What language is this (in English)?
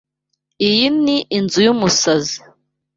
Kinyarwanda